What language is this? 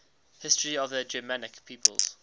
English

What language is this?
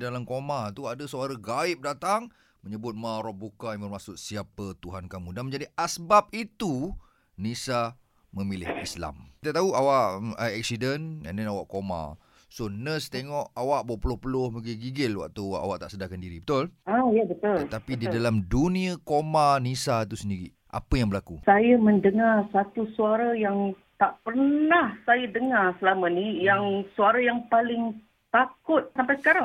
Malay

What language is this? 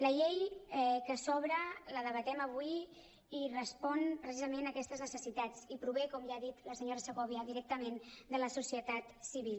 Catalan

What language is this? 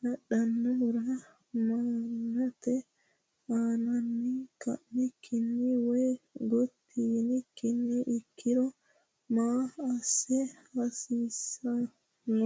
Sidamo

